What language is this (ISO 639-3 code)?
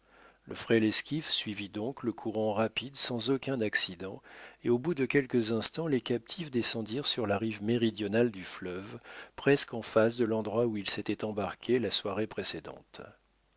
fra